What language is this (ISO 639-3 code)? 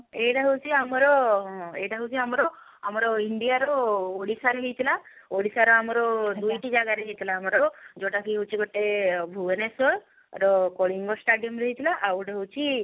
ori